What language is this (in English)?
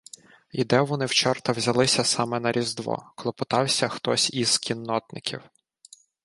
Ukrainian